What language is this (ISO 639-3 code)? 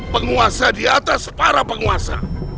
ind